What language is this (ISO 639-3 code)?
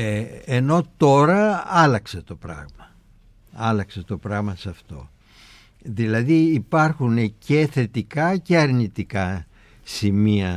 ell